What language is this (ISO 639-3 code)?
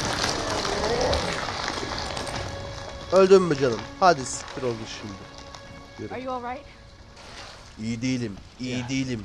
tur